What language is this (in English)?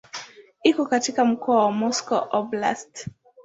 Swahili